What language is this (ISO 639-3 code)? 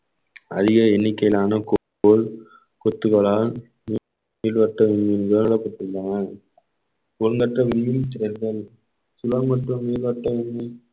tam